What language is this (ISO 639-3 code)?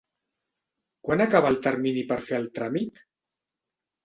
cat